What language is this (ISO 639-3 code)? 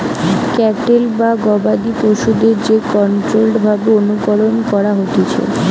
ben